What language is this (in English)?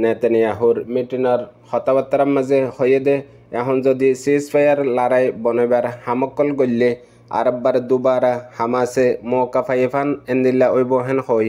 Filipino